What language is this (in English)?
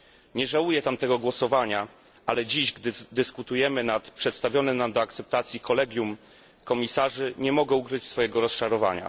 Polish